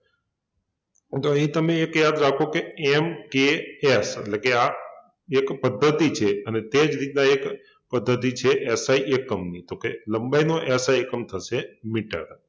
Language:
Gujarati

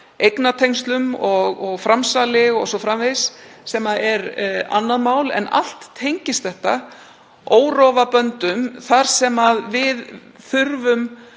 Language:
Icelandic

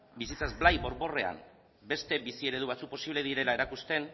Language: Basque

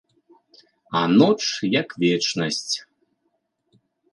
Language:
Belarusian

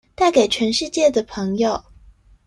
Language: Chinese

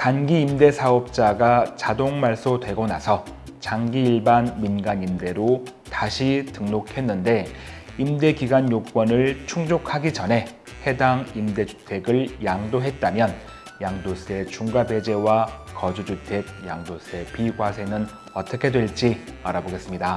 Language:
Korean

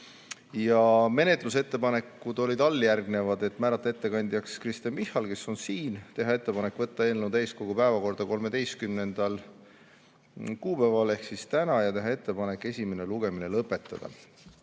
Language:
Estonian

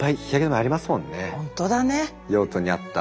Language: Japanese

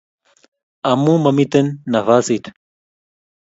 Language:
Kalenjin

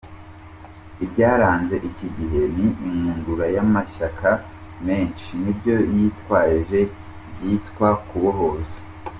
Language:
Kinyarwanda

